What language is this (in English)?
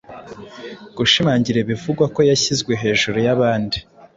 Kinyarwanda